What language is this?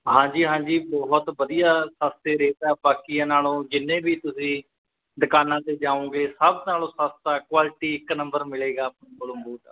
Punjabi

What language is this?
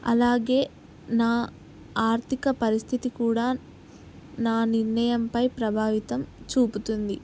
Telugu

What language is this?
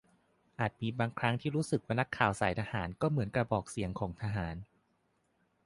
Thai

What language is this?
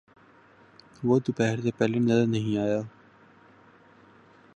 Urdu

